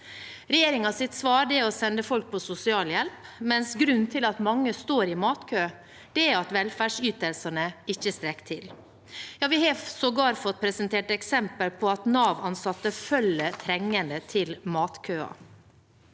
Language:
Norwegian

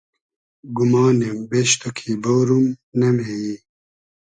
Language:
Hazaragi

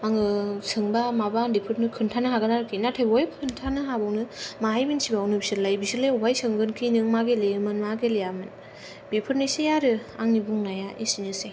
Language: Bodo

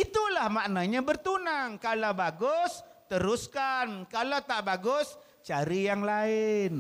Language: Malay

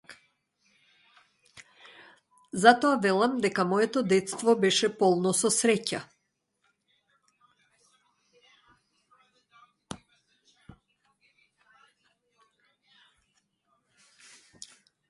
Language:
Macedonian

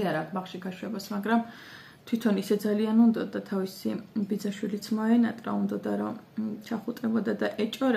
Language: Romanian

